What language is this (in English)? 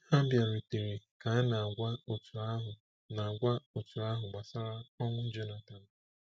Igbo